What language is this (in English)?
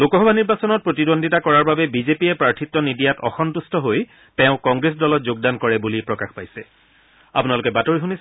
Assamese